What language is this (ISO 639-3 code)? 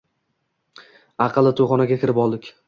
uzb